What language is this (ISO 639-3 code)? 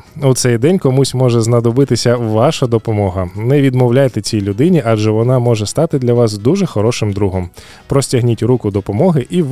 ukr